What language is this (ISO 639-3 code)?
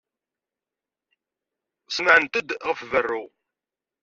kab